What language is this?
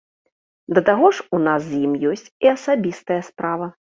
Belarusian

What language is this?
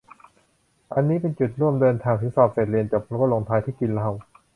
Thai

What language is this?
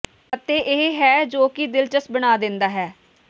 Punjabi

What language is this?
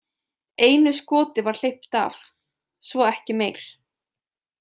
Icelandic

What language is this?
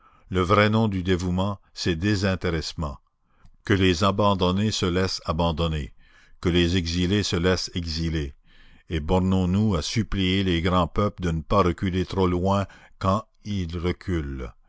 French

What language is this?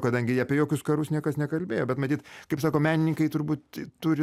Lithuanian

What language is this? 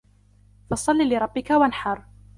Arabic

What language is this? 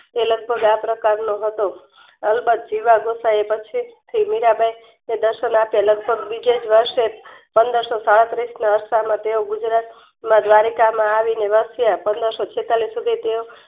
Gujarati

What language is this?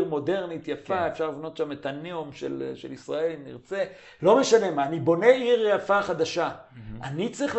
Hebrew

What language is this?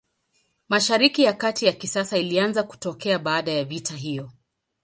Swahili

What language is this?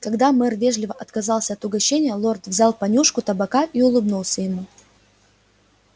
Russian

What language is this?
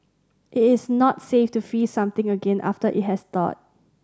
English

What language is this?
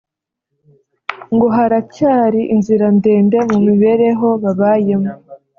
Kinyarwanda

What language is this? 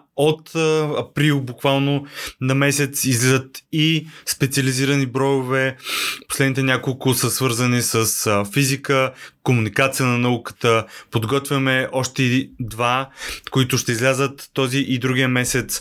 Bulgarian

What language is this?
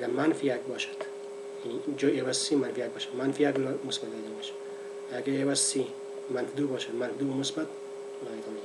Persian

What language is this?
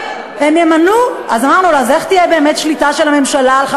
Hebrew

